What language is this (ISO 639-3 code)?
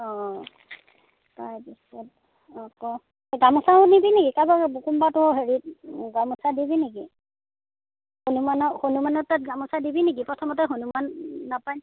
asm